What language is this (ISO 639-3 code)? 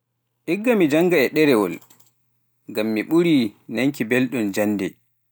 fuf